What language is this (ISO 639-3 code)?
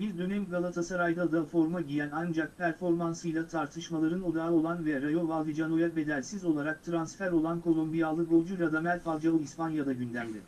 tur